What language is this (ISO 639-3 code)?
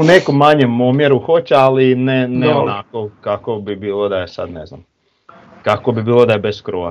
hrv